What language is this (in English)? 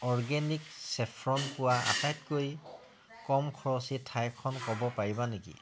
Assamese